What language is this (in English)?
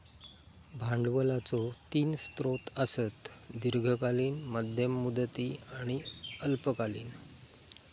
Marathi